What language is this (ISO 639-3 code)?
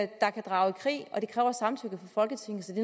dan